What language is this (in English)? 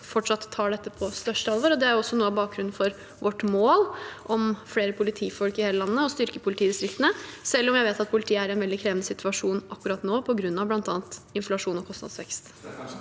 Norwegian